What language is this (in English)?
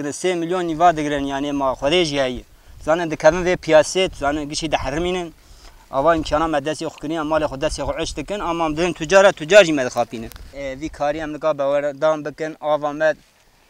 Arabic